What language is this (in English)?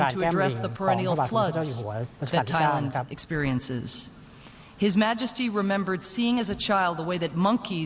Thai